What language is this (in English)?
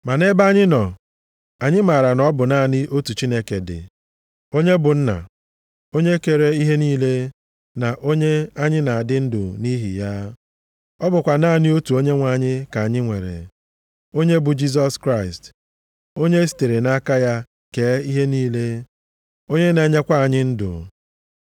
Igbo